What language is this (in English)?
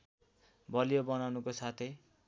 Nepali